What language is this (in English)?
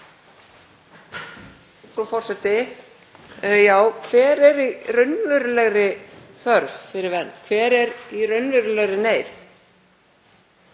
Icelandic